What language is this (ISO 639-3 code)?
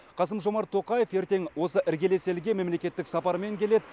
kaz